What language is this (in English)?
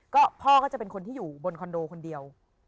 Thai